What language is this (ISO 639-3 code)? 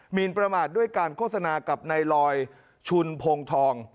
tha